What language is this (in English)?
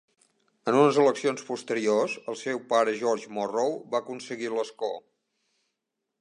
Catalan